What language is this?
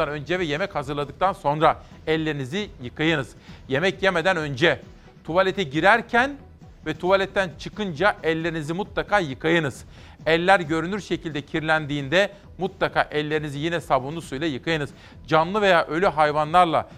Turkish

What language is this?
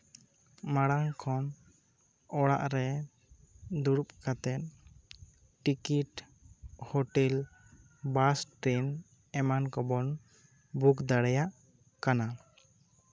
Santali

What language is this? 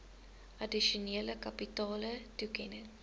Afrikaans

